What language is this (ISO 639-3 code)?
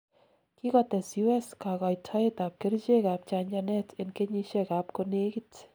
kln